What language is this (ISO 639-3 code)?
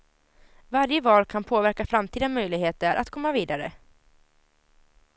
swe